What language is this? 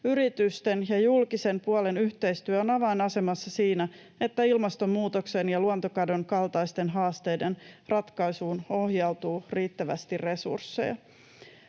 Finnish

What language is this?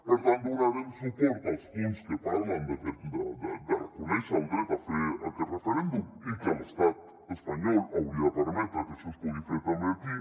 Catalan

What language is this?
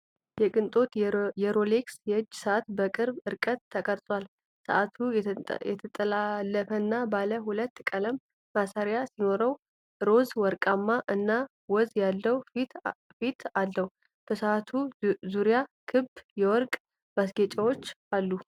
Amharic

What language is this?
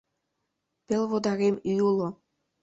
Mari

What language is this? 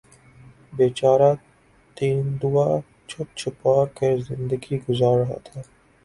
Urdu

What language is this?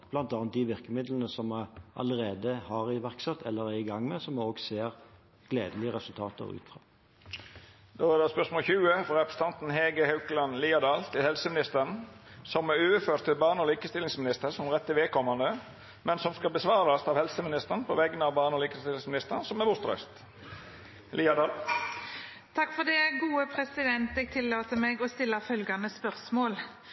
Norwegian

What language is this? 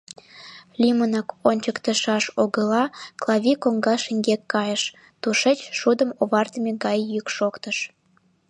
Mari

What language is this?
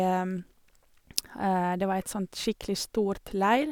Norwegian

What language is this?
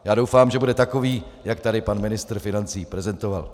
Czech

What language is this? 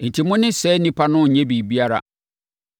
Akan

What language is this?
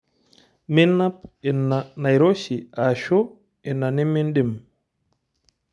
Masai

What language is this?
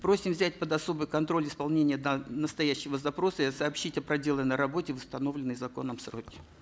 Kazakh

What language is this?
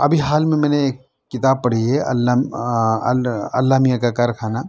Urdu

